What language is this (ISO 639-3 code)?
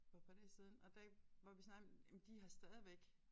dan